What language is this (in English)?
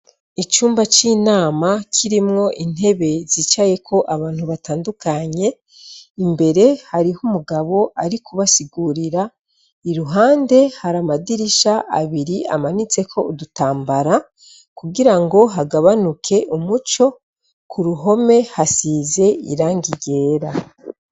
Rundi